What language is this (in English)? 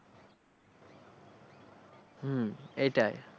Bangla